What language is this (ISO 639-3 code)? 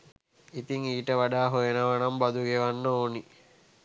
sin